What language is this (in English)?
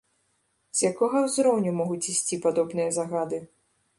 Belarusian